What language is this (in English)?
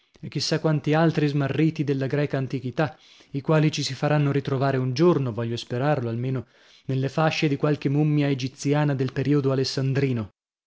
Italian